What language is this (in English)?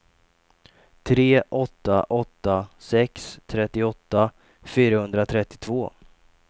Swedish